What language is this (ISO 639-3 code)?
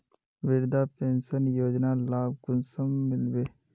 mag